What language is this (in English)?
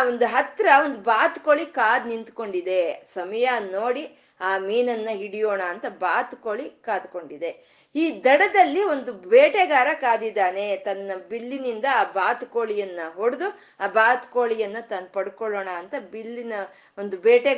Kannada